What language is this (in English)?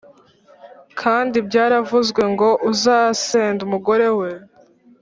Kinyarwanda